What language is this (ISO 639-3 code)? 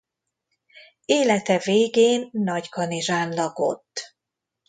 hun